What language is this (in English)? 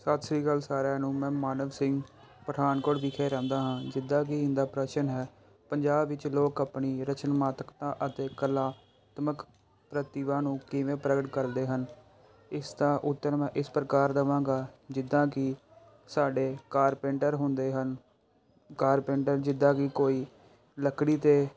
Punjabi